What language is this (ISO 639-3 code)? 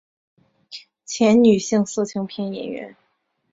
zho